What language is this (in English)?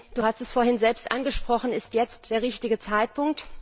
German